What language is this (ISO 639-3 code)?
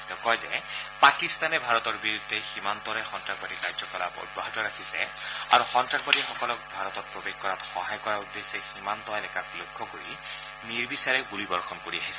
asm